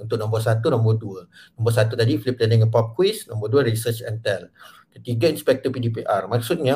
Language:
Malay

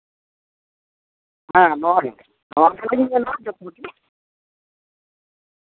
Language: Santali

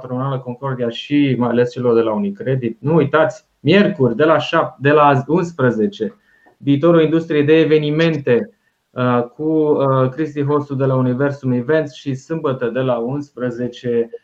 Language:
Romanian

